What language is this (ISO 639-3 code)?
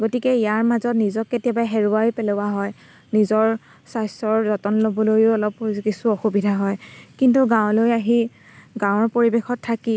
asm